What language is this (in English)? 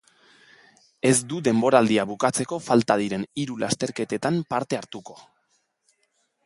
Basque